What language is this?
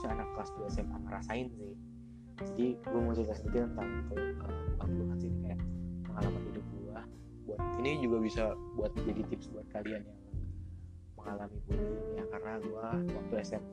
Indonesian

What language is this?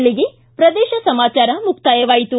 Kannada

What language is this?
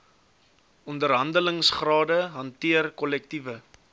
Afrikaans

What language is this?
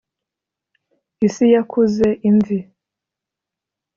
Kinyarwanda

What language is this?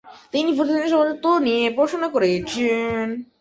Bangla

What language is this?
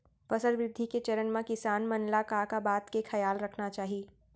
Chhattisgarhi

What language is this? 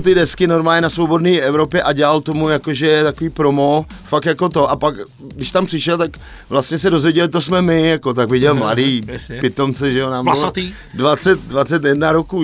Czech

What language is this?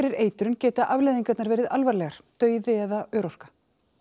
Icelandic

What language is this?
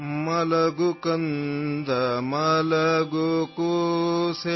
Urdu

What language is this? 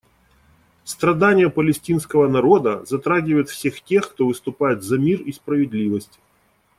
Russian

